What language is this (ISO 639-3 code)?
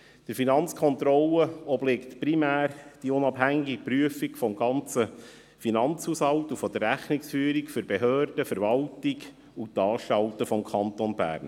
gsw